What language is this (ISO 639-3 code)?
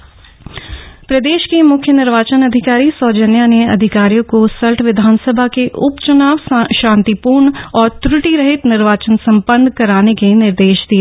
hin